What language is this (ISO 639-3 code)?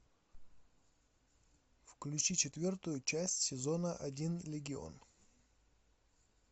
rus